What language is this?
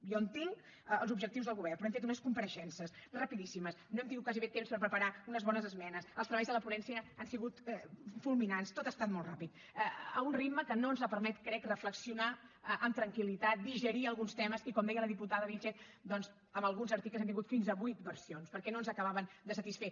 Catalan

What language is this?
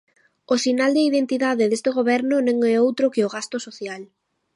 Galician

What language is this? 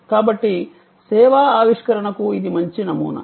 Telugu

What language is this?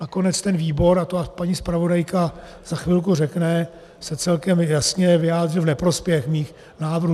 Czech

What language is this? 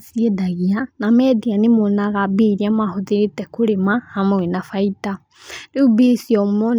Kikuyu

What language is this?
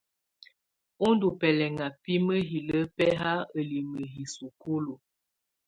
Tunen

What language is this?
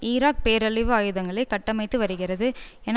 Tamil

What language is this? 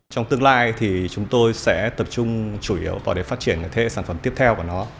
Vietnamese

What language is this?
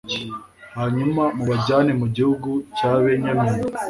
Kinyarwanda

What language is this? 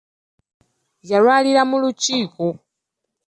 Ganda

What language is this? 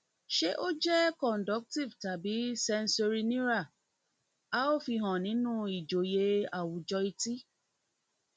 Yoruba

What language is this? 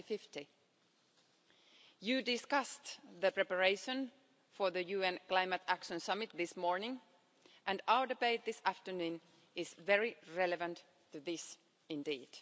English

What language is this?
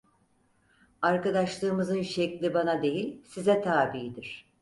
Turkish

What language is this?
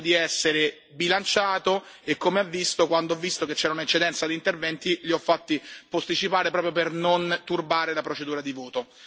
Italian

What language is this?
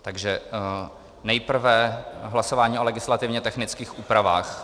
Czech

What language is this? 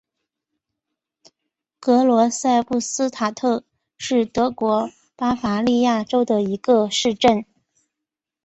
Chinese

